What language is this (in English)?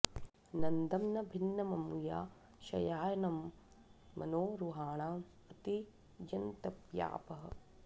Sanskrit